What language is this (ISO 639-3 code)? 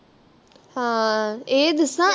pan